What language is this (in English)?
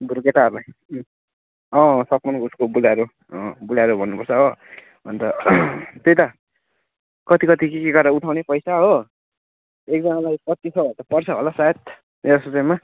Nepali